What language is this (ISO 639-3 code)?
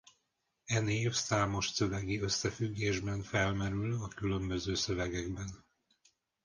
hun